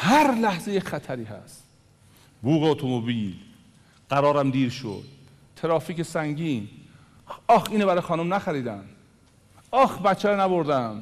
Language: Persian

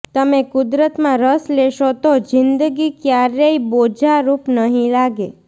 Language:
Gujarati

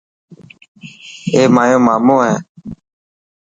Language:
Dhatki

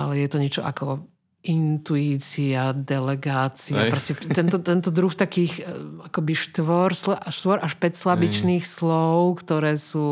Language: Slovak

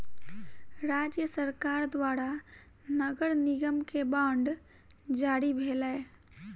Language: Maithili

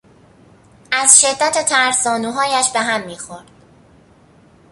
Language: Persian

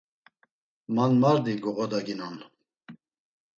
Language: Laz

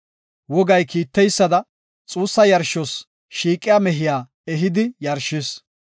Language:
Gofa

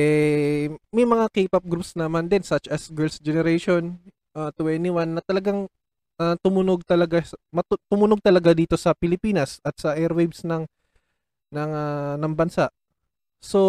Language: Filipino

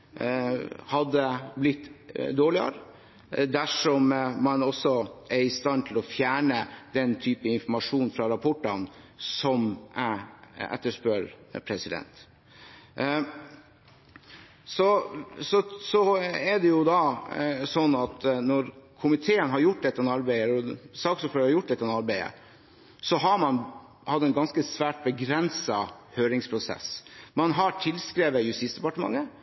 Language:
Norwegian Bokmål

